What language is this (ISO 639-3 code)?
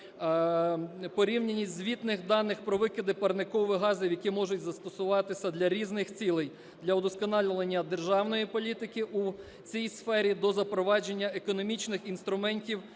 ukr